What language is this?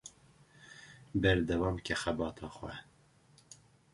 Kurdish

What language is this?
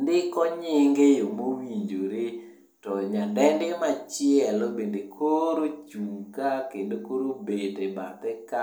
Luo (Kenya and Tanzania)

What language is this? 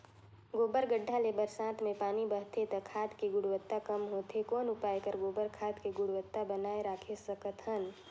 Chhattisgarhi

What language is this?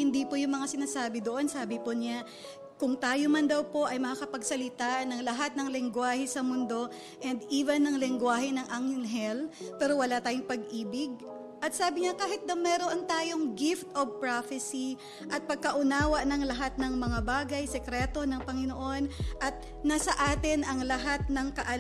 Filipino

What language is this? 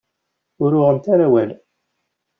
Kabyle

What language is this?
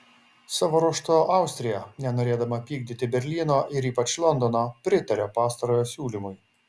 Lithuanian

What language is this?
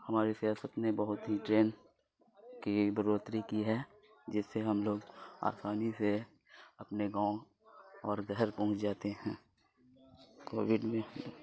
Urdu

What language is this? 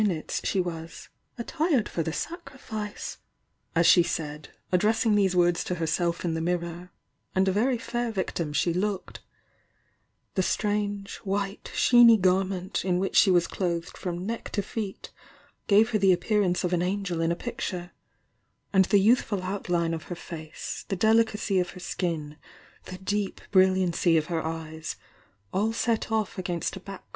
English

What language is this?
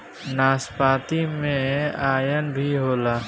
Bhojpuri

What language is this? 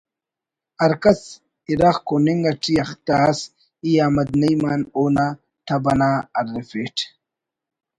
Brahui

